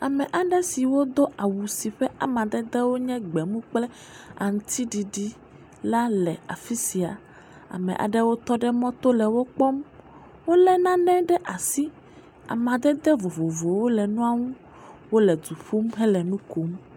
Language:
Ewe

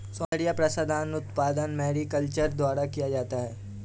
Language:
Hindi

